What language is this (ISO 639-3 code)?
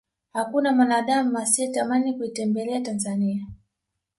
swa